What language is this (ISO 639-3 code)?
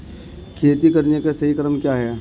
hin